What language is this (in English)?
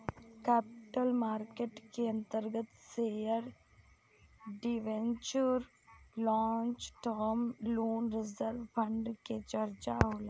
Bhojpuri